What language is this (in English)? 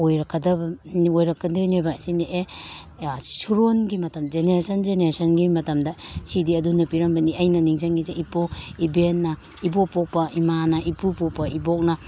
Manipuri